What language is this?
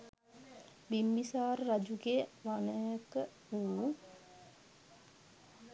Sinhala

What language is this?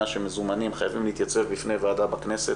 Hebrew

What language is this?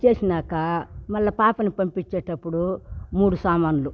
Telugu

